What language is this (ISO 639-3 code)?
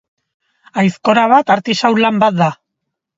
eus